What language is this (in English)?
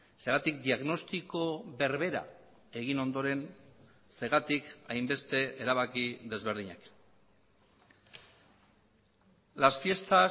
Basque